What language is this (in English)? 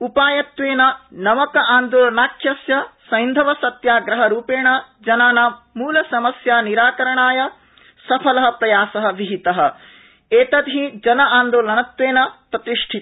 Sanskrit